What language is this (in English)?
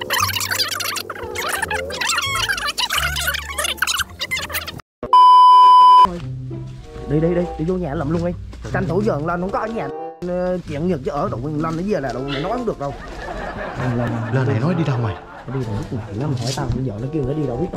Vietnamese